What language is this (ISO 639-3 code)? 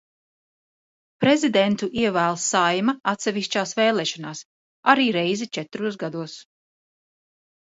lav